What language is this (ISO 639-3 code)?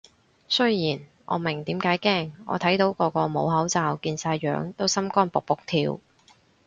yue